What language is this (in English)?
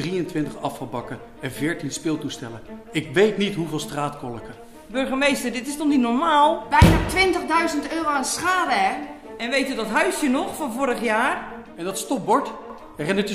Dutch